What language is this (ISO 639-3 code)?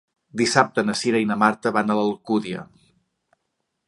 cat